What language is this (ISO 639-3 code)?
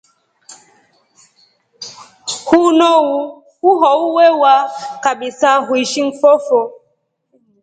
rof